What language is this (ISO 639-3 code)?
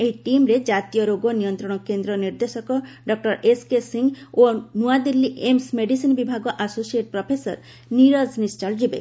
ori